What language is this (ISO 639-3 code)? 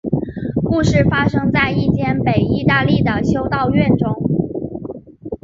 zho